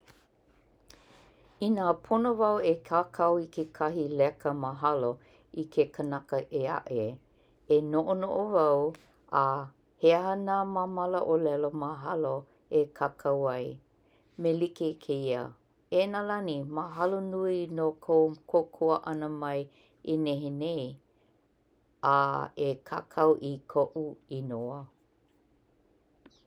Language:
Hawaiian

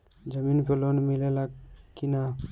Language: Bhojpuri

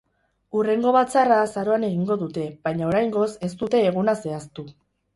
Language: Basque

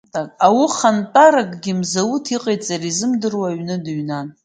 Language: Abkhazian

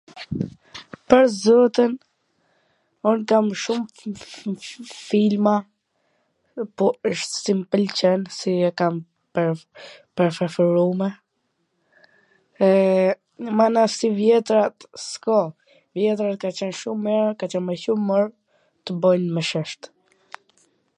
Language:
Gheg Albanian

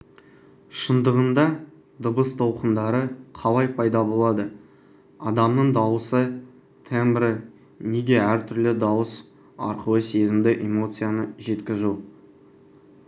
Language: Kazakh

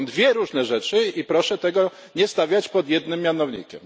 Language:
Polish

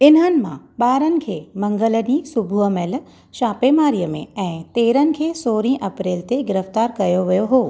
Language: Sindhi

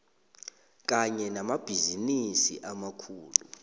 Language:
South Ndebele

